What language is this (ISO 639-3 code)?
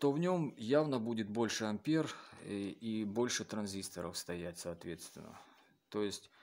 rus